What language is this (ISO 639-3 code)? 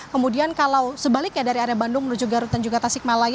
ind